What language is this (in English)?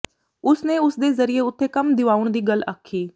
Punjabi